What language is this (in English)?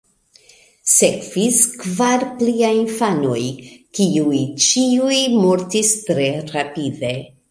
Esperanto